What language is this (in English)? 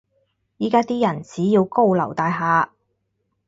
Cantonese